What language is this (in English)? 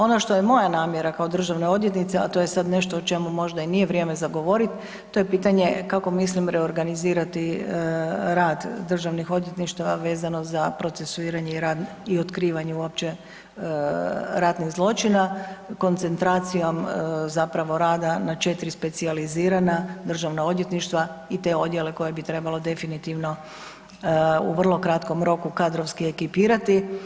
Croatian